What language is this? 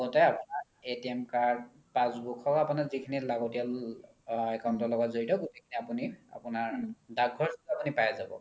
Assamese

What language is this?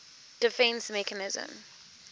English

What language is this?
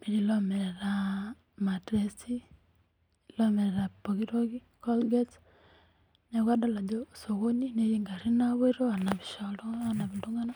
Masai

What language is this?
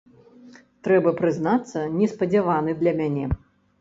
Belarusian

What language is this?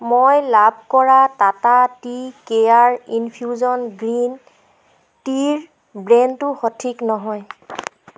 Assamese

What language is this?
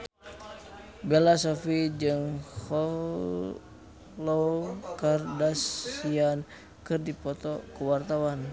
Sundanese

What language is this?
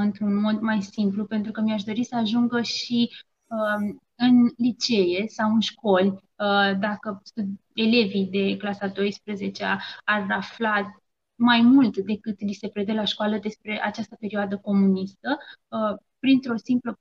Romanian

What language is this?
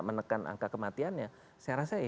Indonesian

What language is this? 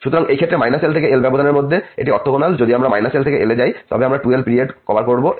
Bangla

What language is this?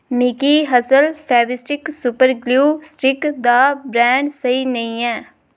Dogri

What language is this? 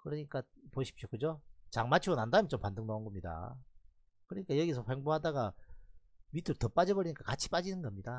Korean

